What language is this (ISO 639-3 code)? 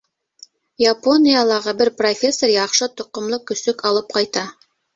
bak